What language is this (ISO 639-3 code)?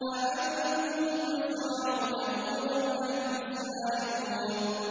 ara